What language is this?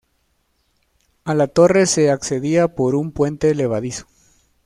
Spanish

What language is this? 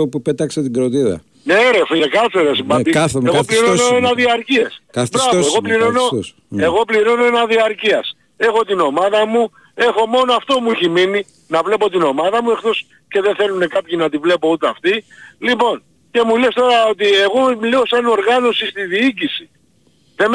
Greek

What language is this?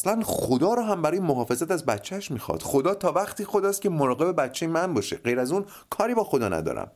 Persian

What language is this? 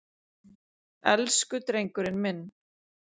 Icelandic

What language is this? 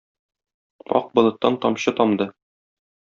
Tatar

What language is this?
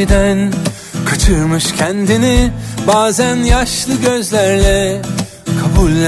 Turkish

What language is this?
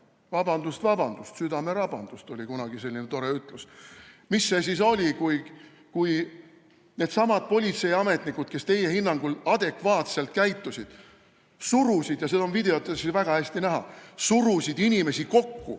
Estonian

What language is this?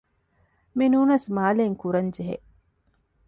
Divehi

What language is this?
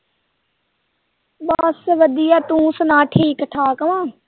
Punjabi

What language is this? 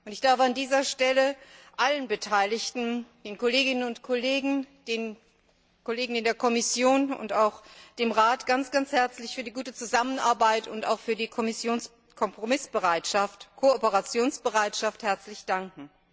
German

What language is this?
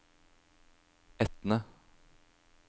Norwegian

